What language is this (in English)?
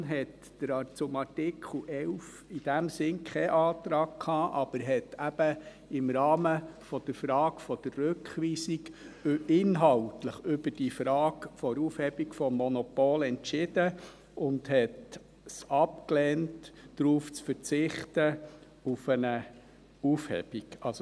Swiss German